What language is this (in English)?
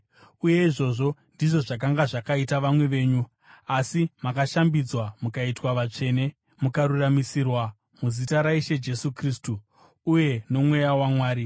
Shona